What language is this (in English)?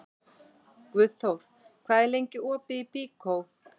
Icelandic